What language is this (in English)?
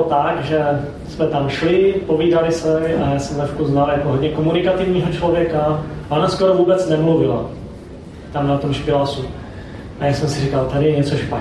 Czech